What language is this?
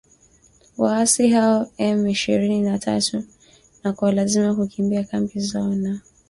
Swahili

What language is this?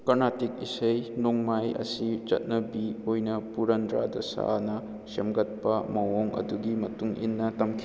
Manipuri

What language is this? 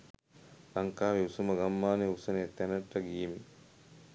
Sinhala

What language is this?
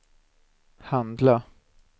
Swedish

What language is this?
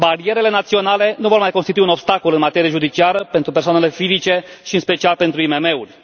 Romanian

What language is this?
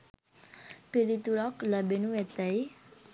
Sinhala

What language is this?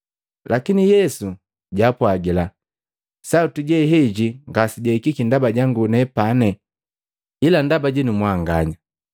Matengo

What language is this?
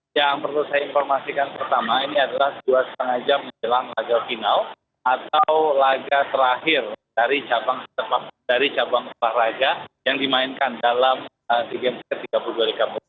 Indonesian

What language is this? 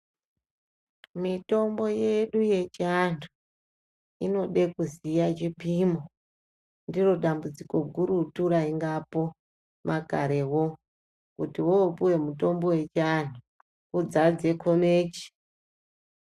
Ndau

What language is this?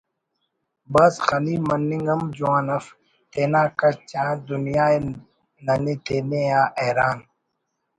Brahui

